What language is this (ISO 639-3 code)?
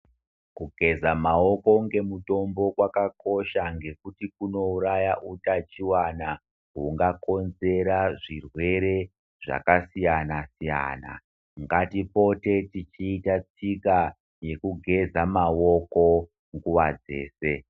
ndc